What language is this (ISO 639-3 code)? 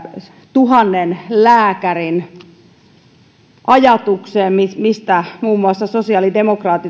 fin